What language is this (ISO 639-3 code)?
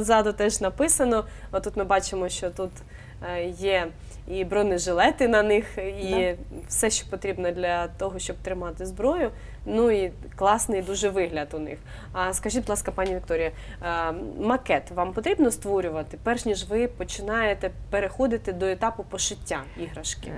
ukr